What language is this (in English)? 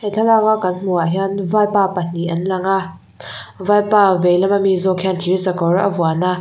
Mizo